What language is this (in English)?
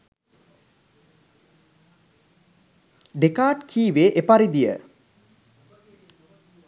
Sinhala